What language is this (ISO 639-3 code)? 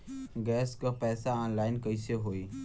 bho